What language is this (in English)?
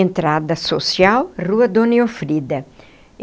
Portuguese